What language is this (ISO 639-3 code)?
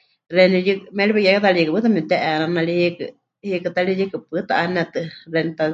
hch